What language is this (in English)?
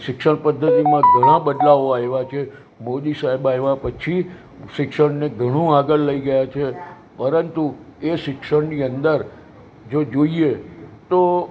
Gujarati